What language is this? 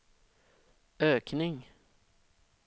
Swedish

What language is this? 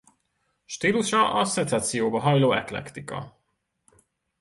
Hungarian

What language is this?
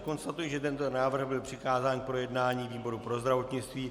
Czech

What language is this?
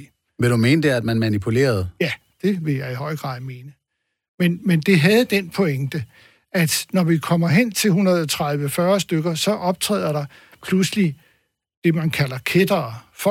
Danish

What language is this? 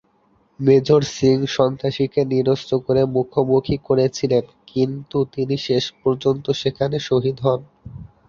Bangla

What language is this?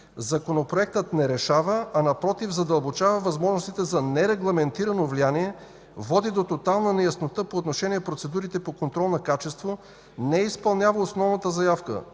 Bulgarian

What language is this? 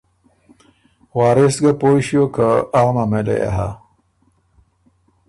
Ormuri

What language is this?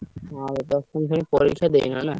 Odia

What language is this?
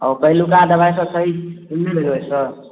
Maithili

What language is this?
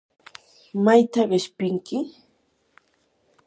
Yanahuanca Pasco Quechua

